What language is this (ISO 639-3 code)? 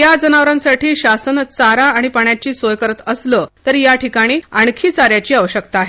mar